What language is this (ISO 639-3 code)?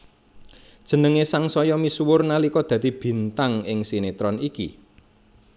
jav